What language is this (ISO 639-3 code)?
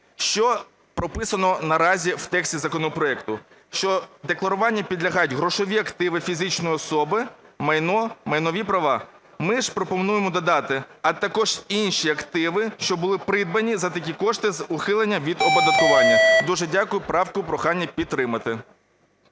ukr